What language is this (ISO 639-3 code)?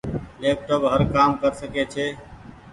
gig